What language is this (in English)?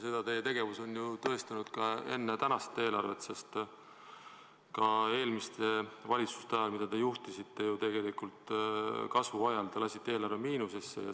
Estonian